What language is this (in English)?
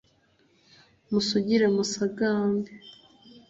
Kinyarwanda